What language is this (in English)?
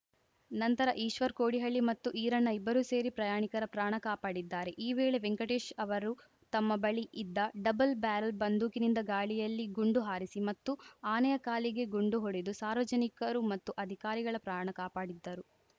Kannada